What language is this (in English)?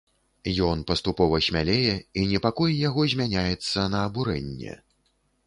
Belarusian